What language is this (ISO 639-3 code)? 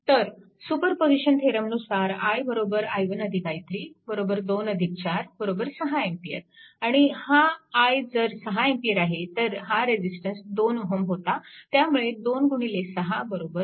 mar